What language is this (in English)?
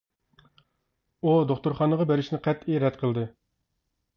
Uyghur